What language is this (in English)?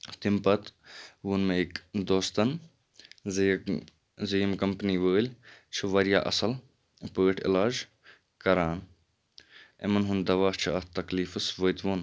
Kashmiri